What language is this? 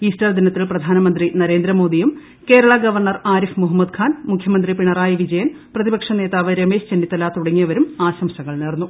Malayalam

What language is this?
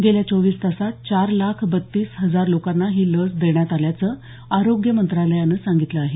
Marathi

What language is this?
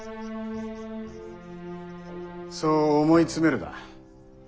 Japanese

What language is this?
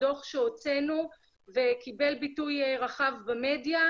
Hebrew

